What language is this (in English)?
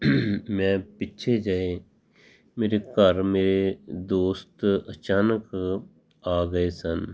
Punjabi